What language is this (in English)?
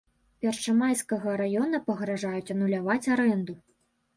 Belarusian